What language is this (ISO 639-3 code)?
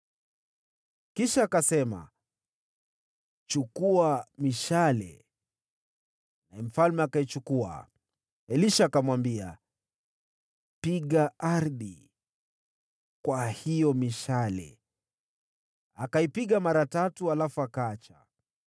swa